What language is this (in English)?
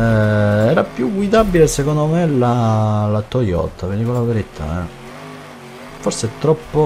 Italian